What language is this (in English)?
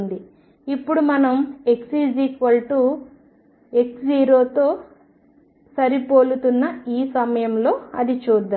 Telugu